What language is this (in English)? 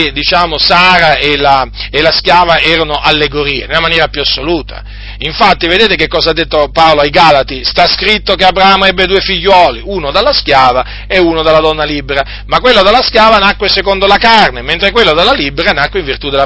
Italian